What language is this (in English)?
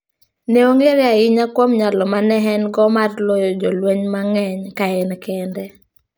Luo (Kenya and Tanzania)